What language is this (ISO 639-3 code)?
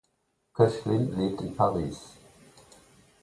deu